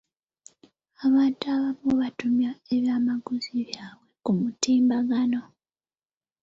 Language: Ganda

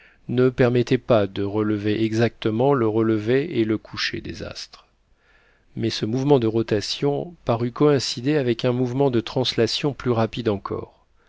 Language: French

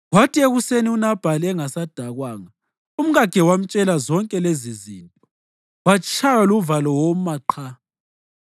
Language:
North Ndebele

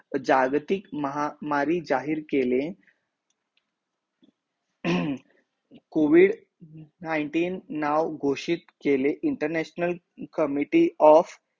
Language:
Marathi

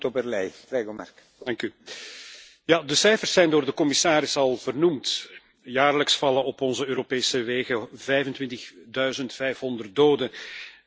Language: Dutch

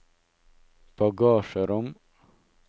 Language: Norwegian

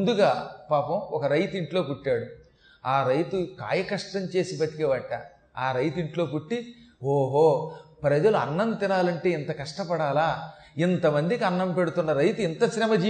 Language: Telugu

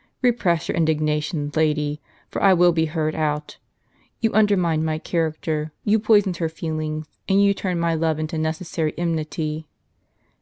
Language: English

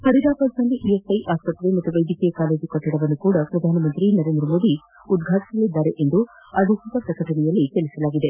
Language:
Kannada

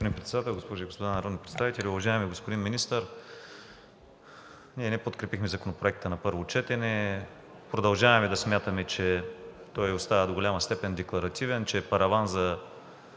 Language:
Bulgarian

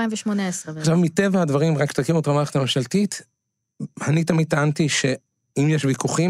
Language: Hebrew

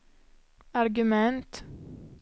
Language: Swedish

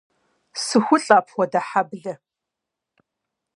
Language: Kabardian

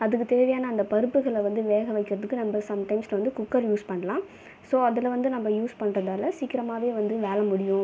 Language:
Tamil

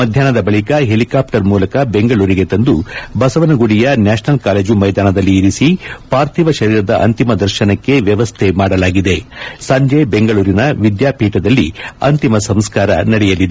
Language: Kannada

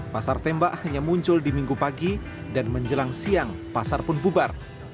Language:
Indonesian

